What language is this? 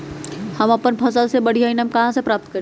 Magahi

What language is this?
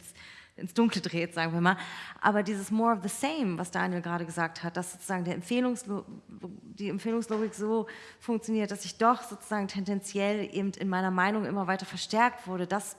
German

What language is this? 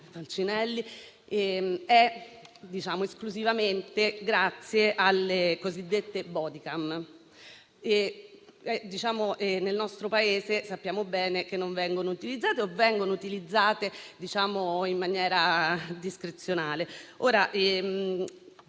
Italian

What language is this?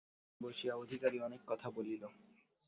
Bangla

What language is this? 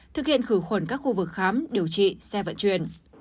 Vietnamese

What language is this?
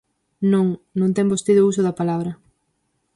Galician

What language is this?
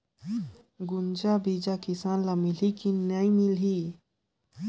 Chhattisgarhi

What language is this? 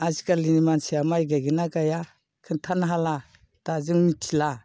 Bodo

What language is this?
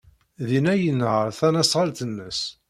Kabyle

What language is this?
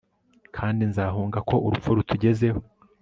Kinyarwanda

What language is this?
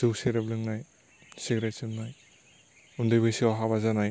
Bodo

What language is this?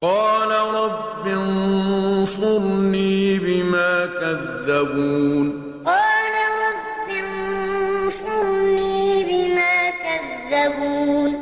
Arabic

